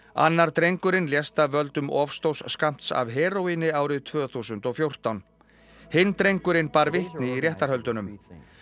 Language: Icelandic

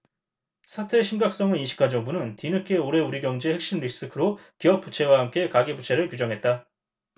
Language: Korean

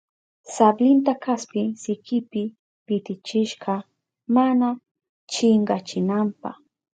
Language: Southern Pastaza Quechua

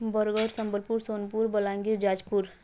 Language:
Odia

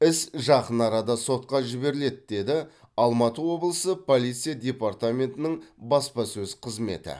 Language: Kazakh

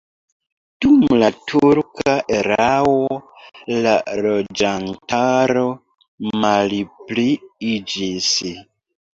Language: Esperanto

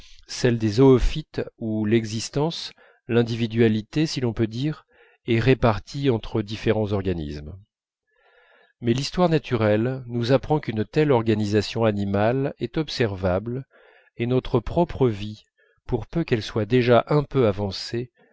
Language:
French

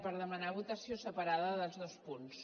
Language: Catalan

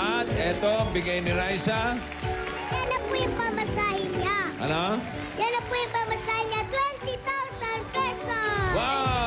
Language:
Filipino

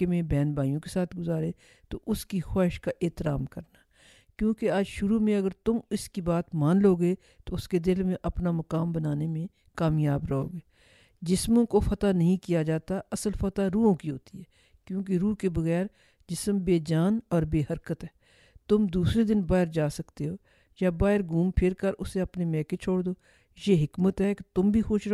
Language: Urdu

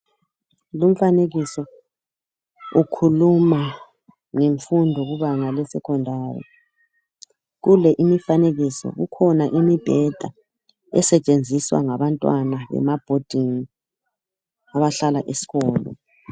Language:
North Ndebele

